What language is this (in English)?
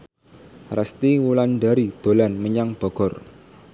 Javanese